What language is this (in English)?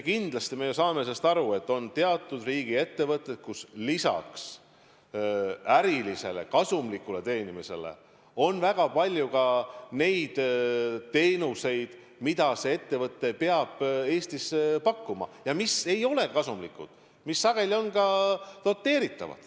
Estonian